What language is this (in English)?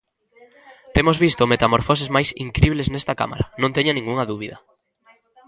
Galician